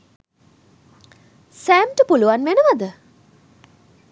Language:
Sinhala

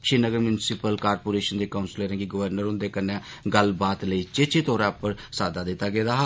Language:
Dogri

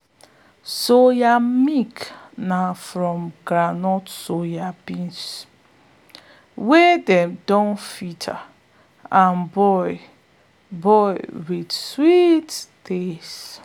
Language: Nigerian Pidgin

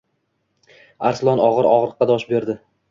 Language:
Uzbek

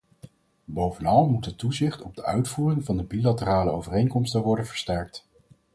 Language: Dutch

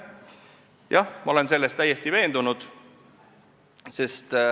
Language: Estonian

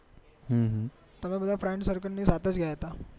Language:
Gujarati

